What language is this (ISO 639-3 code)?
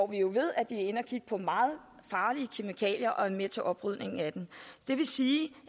dan